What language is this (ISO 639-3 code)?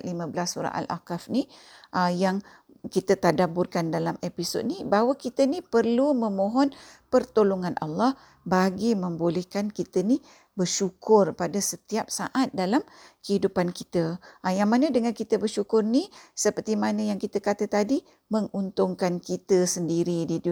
msa